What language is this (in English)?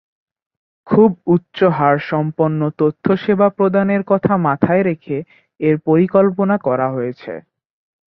Bangla